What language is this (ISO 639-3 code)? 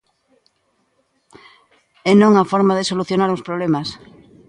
glg